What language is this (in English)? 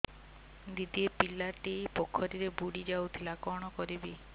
Odia